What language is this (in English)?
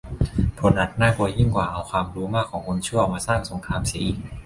Thai